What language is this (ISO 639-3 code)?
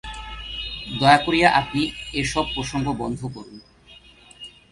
ben